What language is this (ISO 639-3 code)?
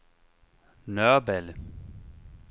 dan